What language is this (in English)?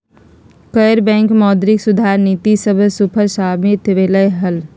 Magahi